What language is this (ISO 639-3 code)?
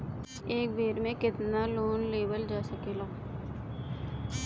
bho